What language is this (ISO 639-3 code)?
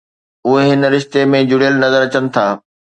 snd